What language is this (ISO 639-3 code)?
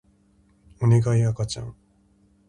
jpn